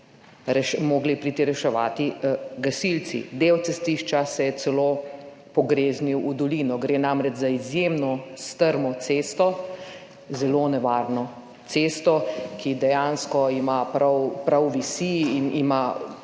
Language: Slovenian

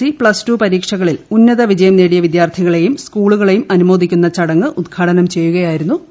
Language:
Malayalam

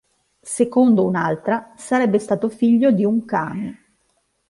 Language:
Italian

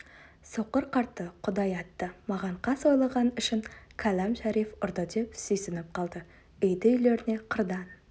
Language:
Kazakh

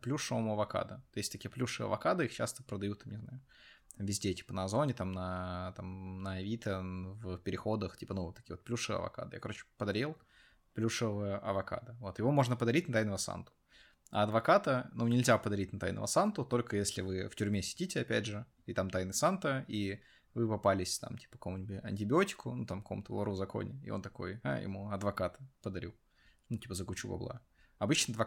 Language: Russian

